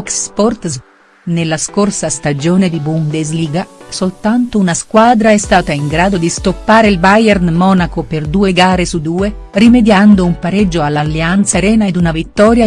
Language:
Italian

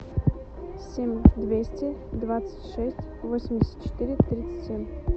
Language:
Russian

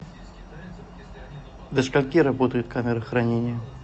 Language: Russian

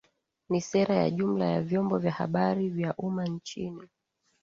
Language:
Swahili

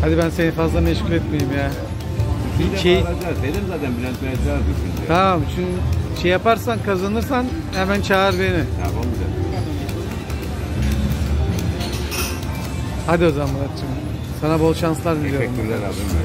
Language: Turkish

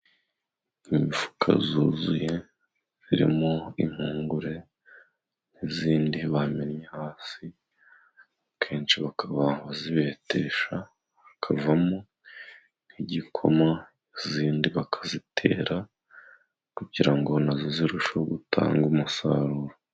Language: Kinyarwanda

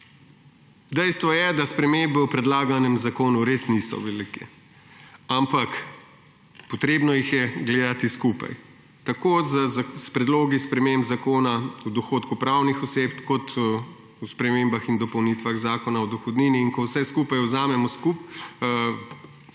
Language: Slovenian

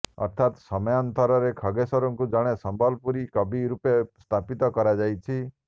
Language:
Odia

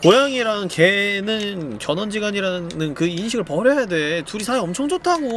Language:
Korean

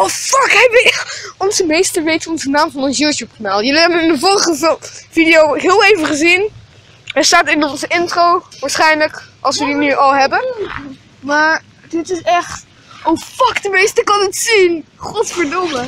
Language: Dutch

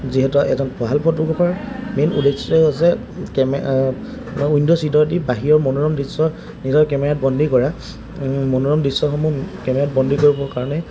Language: Assamese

